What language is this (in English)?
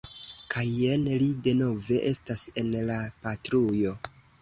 Esperanto